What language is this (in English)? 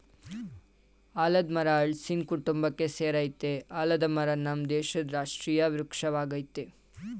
Kannada